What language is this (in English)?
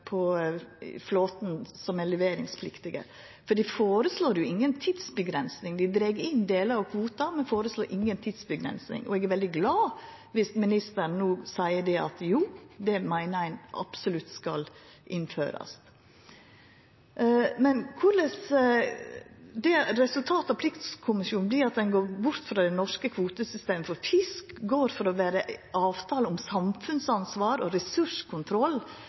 Norwegian Nynorsk